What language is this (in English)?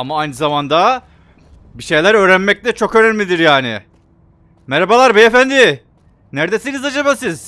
Turkish